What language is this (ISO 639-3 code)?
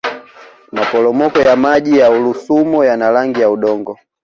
swa